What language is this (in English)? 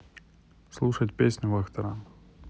Russian